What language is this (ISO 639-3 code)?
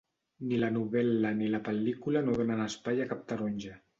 cat